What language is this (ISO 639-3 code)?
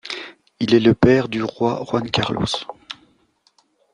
fra